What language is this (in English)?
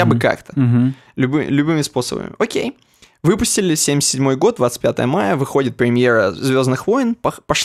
Russian